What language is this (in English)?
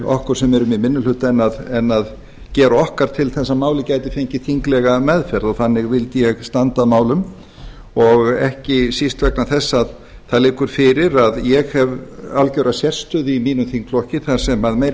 Icelandic